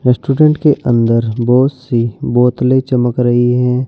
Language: Hindi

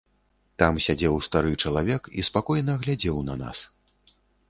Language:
Belarusian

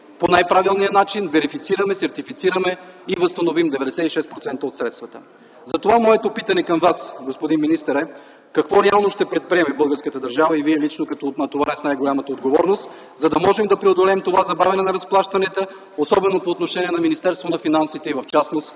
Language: Bulgarian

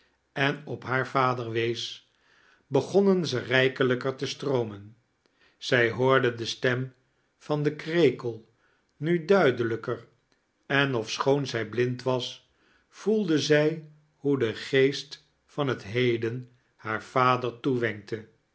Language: Dutch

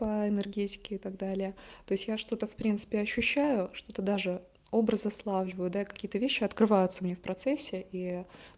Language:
Russian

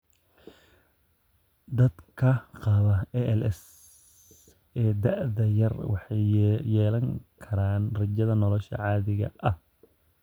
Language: Somali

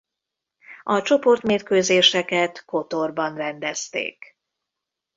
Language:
Hungarian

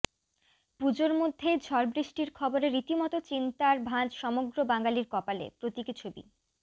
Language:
Bangla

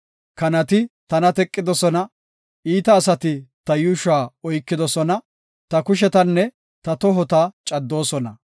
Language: Gofa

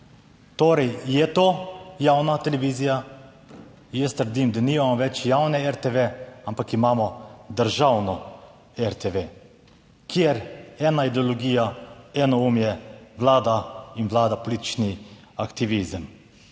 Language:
Slovenian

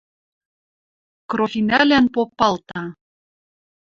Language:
Western Mari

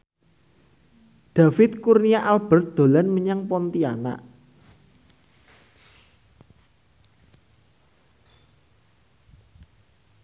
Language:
Javanese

